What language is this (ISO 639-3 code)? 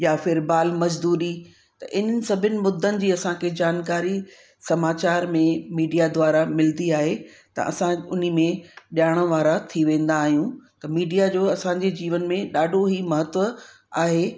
snd